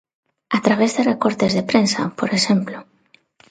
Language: Galician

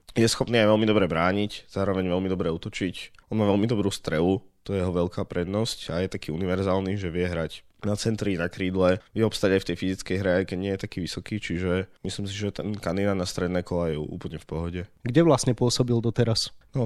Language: Slovak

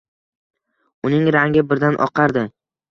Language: Uzbek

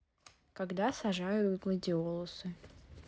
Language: Russian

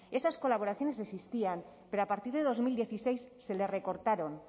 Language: Spanish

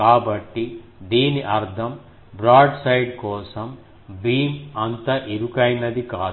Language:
Telugu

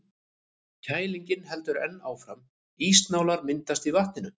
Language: Icelandic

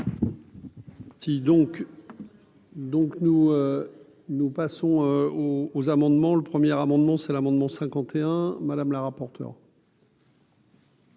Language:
French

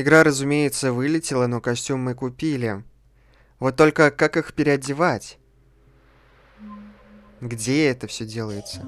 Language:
Russian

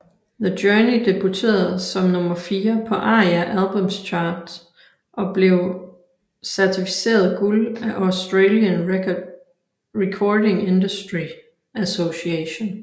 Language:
Danish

